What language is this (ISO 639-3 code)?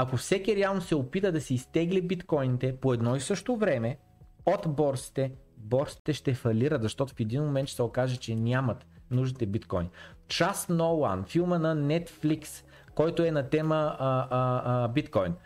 bul